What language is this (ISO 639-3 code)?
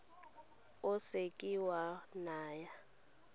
tsn